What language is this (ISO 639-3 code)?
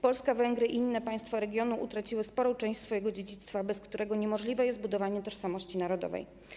pol